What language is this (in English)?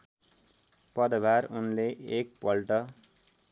Nepali